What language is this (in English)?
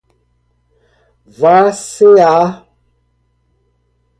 Portuguese